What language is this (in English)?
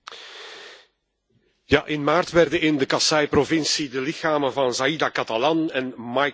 Dutch